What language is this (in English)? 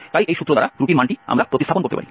Bangla